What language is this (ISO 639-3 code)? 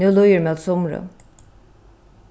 fao